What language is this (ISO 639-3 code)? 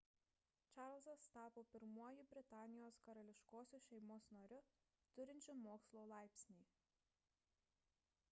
lit